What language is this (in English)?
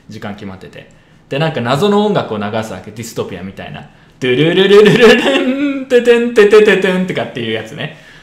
Japanese